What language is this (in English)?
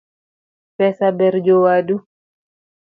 Luo (Kenya and Tanzania)